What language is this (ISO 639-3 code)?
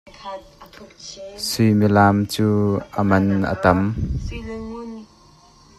cnh